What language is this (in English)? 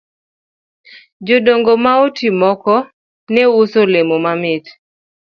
Luo (Kenya and Tanzania)